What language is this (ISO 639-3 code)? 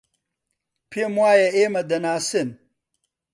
ckb